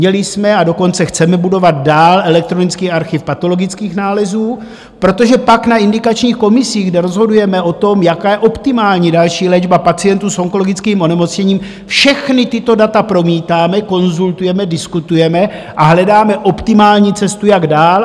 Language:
Czech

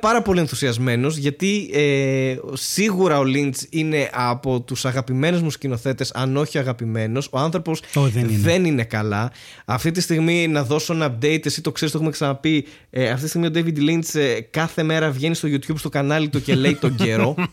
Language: Greek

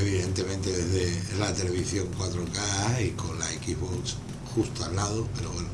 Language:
Spanish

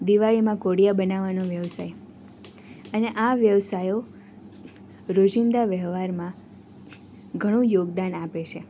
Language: Gujarati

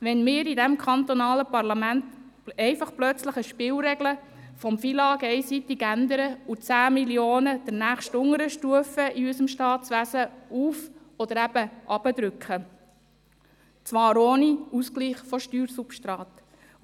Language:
Swiss German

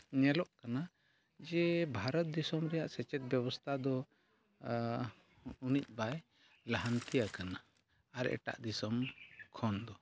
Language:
Santali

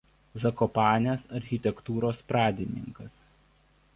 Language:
Lithuanian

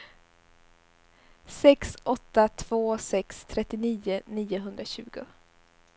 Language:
Swedish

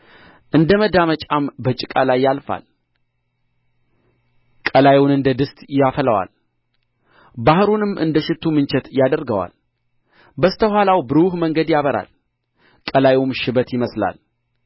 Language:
Amharic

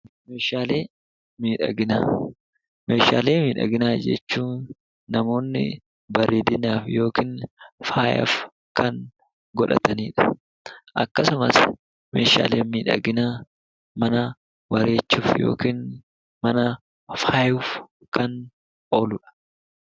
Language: Oromo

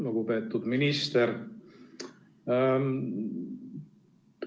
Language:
Estonian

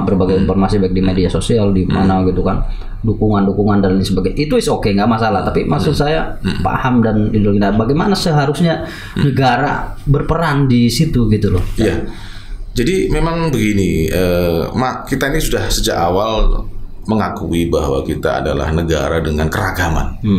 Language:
Indonesian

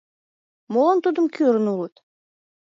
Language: Mari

